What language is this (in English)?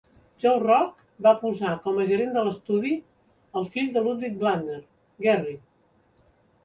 Catalan